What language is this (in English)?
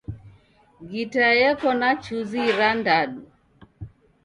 Taita